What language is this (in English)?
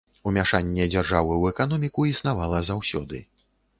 Belarusian